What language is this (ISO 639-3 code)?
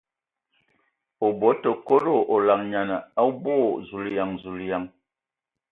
ewo